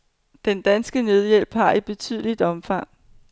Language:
Danish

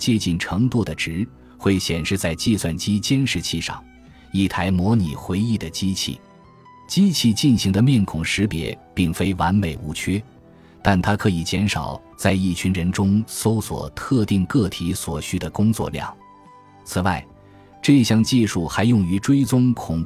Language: Chinese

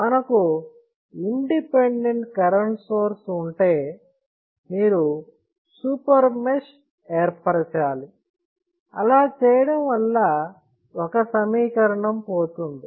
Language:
Telugu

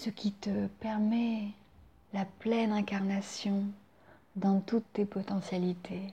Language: French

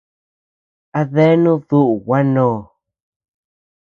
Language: Tepeuxila Cuicatec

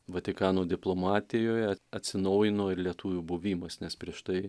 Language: Lithuanian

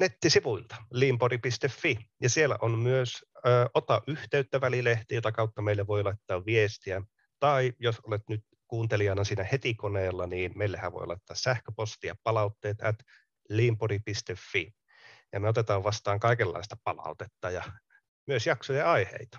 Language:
Finnish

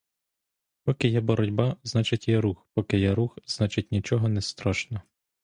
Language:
Ukrainian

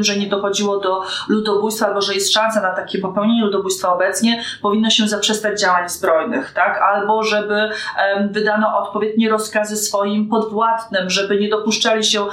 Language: Polish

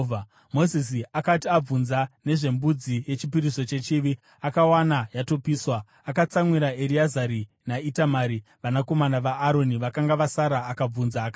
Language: Shona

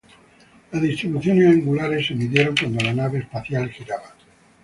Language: Spanish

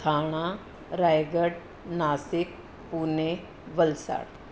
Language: Sindhi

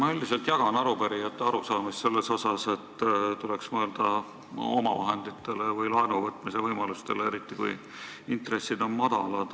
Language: Estonian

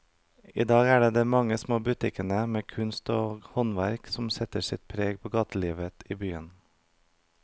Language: Norwegian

